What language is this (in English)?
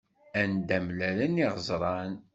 Kabyle